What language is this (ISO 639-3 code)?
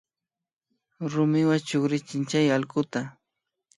qvi